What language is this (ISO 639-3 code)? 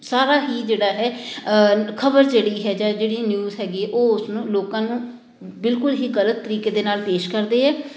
pan